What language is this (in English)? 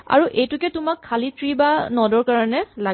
Assamese